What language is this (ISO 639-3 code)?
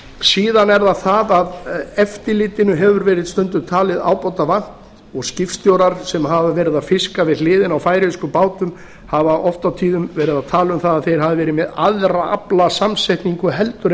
isl